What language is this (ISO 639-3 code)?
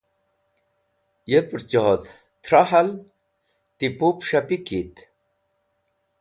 wbl